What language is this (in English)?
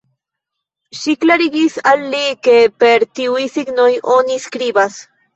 Esperanto